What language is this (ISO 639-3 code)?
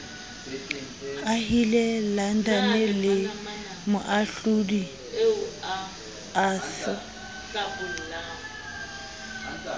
sot